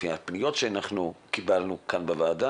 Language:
Hebrew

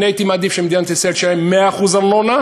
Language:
Hebrew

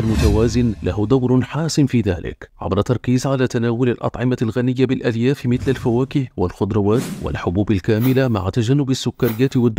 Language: Arabic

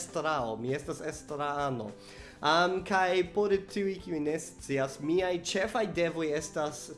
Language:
Esperanto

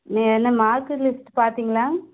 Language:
Tamil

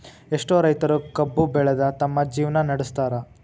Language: Kannada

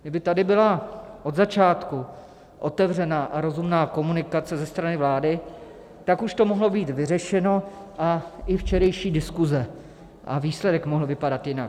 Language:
Czech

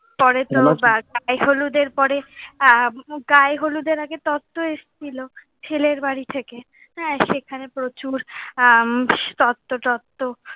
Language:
Bangla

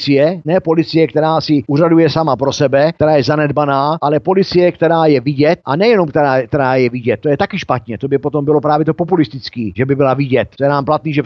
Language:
Czech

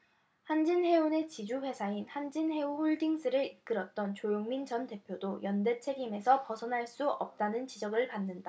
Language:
Korean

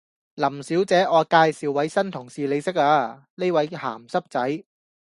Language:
Cantonese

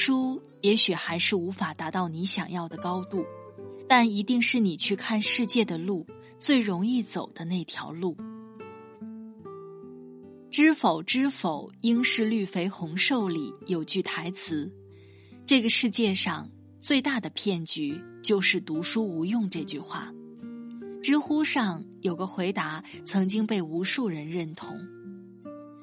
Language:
Chinese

